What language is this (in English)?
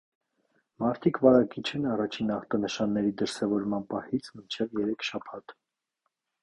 Armenian